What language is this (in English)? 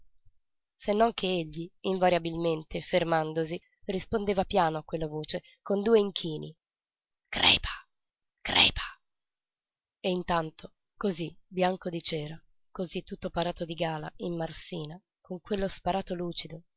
Italian